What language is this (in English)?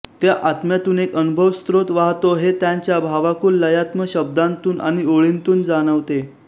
Marathi